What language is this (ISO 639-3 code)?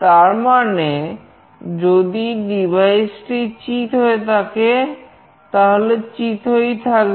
ben